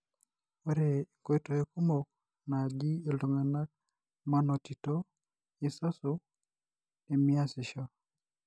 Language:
Masai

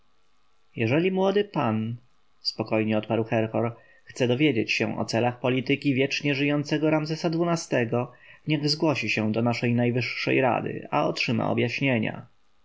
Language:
Polish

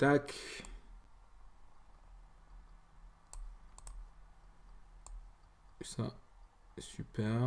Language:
French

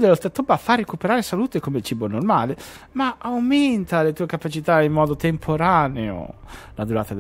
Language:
Italian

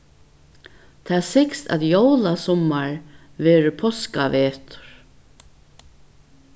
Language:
Faroese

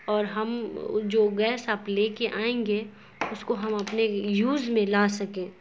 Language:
Urdu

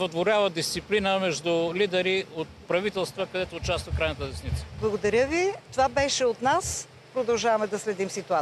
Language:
Bulgarian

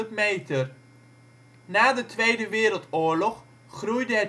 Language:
Dutch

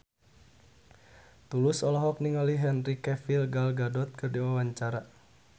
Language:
Sundanese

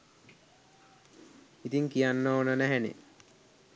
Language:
Sinhala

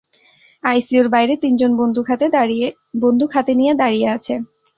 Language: Bangla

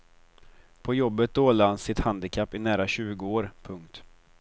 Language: Swedish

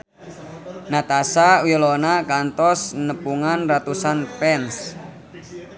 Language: Sundanese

